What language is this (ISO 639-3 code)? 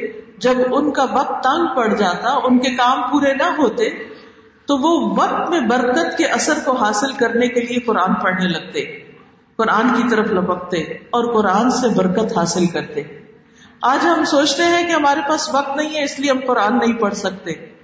urd